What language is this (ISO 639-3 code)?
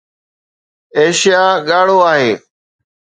snd